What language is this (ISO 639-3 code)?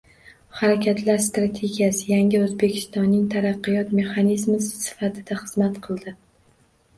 uzb